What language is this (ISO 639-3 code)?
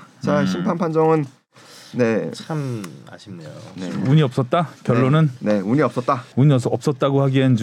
kor